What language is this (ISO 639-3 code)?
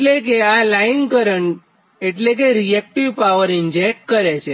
guj